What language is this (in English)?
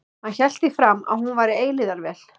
Icelandic